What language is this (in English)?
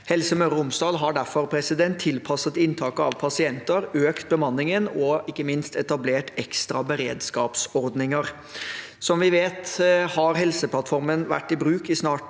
Norwegian